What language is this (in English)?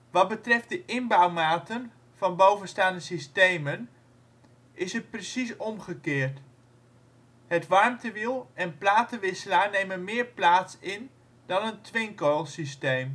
Dutch